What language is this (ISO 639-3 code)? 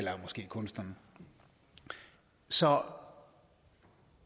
dan